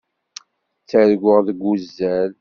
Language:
Kabyle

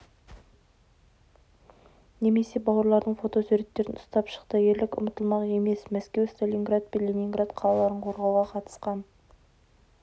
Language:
Kazakh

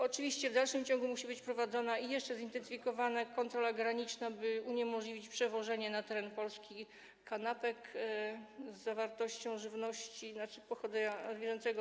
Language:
Polish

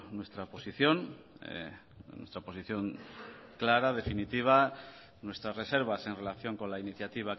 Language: Spanish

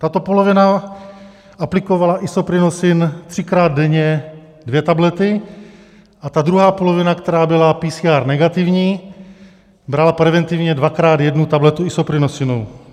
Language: Czech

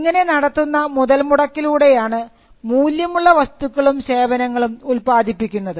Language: Malayalam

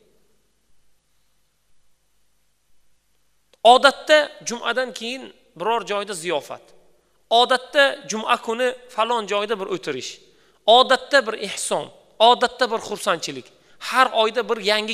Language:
Turkish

